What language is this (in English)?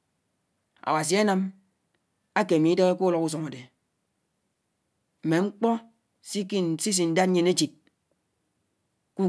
Anaang